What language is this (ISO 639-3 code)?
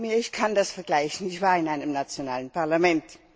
deu